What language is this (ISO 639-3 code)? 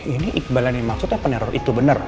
ind